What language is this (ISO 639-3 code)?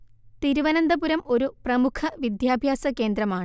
mal